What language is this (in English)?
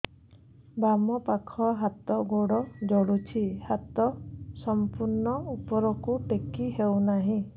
Odia